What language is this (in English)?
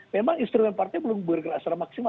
Indonesian